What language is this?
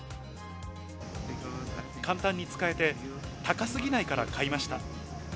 Japanese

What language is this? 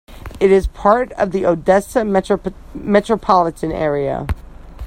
English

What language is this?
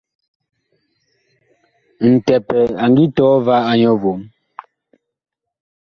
Bakoko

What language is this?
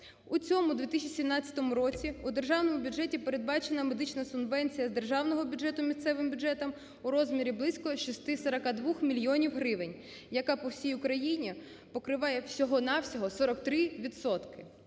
Ukrainian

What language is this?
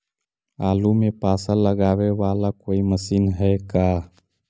Magahi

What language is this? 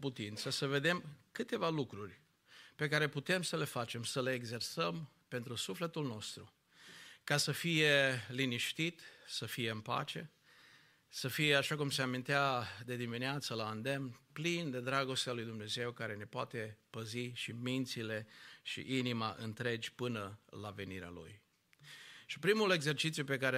Romanian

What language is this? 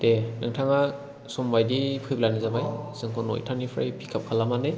Bodo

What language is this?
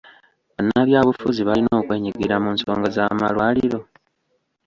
Ganda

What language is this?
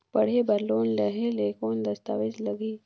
Chhattisgarhi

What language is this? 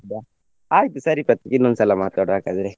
Kannada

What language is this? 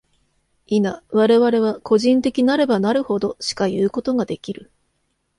Japanese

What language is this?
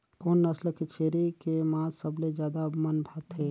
Chhattisgarhi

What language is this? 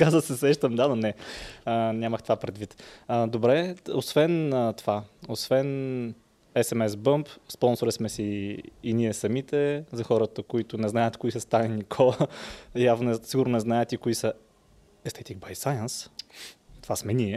Bulgarian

